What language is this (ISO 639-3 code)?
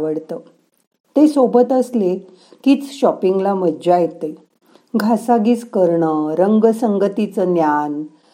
mar